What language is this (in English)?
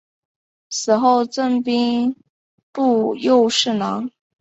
Chinese